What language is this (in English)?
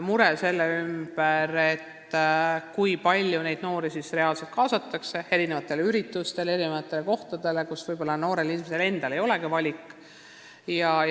Estonian